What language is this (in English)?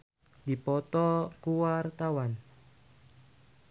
Sundanese